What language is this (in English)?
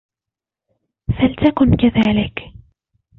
Arabic